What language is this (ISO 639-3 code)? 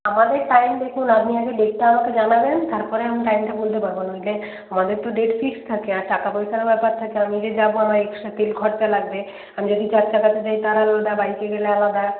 ben